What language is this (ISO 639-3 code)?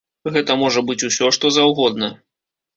bel